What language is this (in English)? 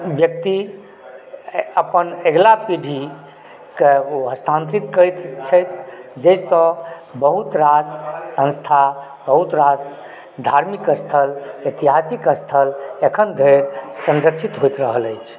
Maithili